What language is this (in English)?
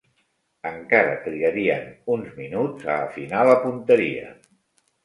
Catalan